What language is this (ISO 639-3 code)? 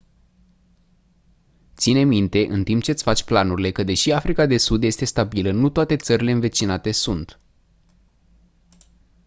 ron